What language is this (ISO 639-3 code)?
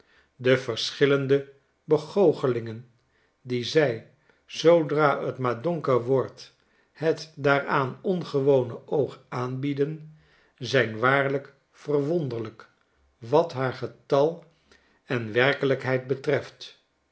nld